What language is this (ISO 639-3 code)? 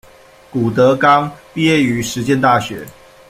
zho